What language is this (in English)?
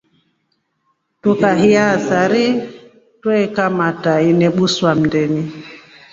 Rombo